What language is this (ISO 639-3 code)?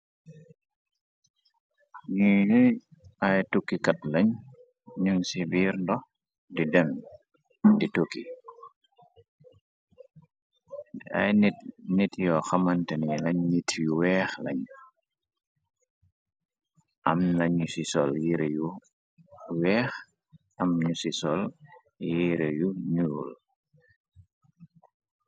wol